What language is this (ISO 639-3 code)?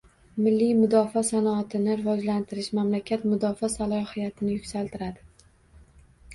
uzb